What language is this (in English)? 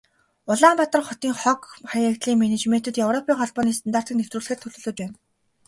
Mongolian